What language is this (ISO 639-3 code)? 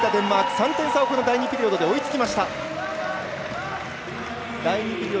jpn